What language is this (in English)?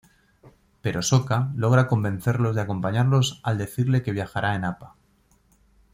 Spanish